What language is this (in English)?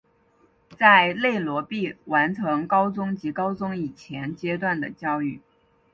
Chinese